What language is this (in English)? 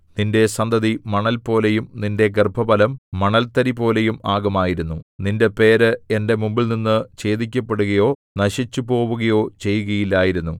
Malayalam